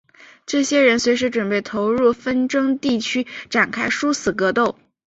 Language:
Chinese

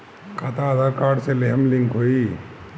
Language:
Bhojpuri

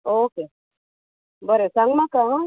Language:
Konkani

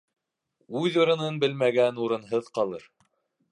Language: Bashkir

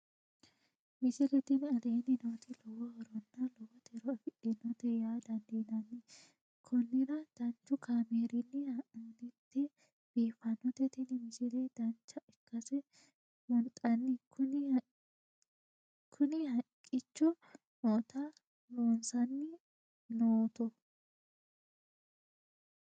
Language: Sidamo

